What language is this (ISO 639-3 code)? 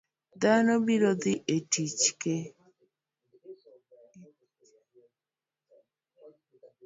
luo